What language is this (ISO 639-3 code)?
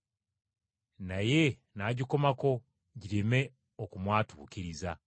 lug